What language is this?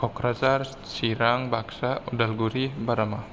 Bodo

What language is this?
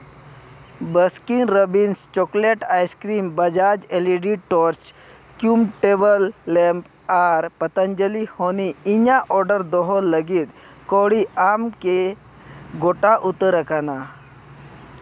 Santali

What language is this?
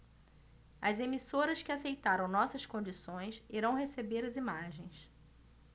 Portuguese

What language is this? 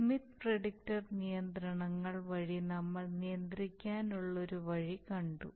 Malayalam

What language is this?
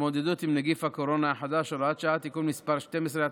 Hebrew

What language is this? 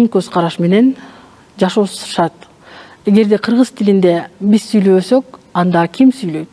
Turkish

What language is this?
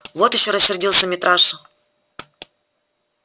Russian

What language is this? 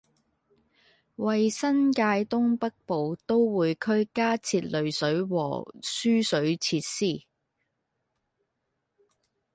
Cantonese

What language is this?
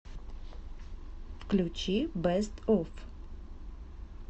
Russian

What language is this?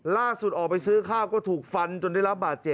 Thai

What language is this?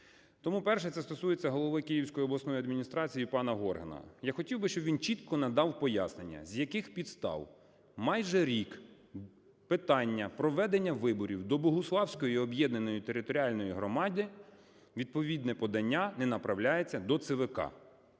Ukrainian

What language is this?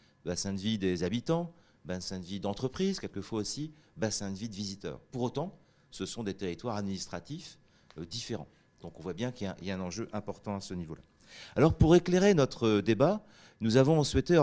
French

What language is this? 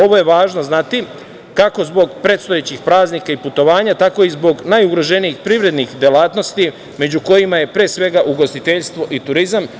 Serbian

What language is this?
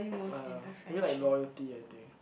English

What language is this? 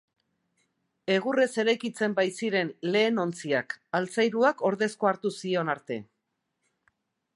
Basque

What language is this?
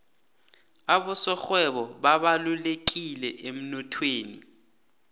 South Ndebele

